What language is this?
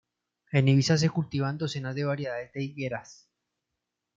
Spanish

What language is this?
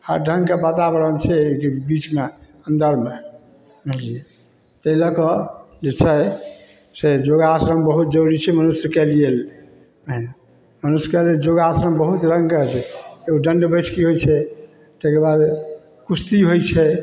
Maithili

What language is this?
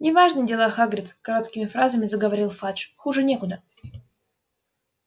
Russian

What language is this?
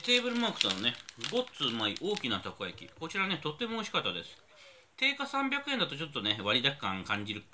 Japanese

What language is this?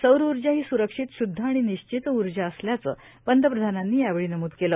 Marathi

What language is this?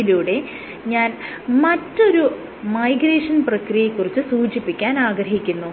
Malayalam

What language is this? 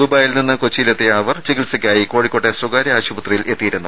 Malayalam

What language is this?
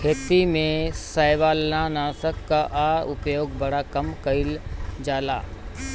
Bhojpuri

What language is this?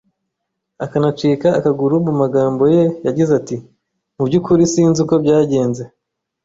Kinyarwanda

